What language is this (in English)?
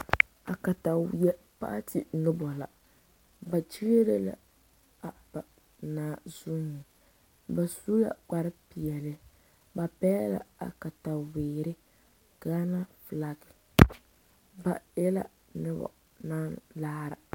Southern Dagaare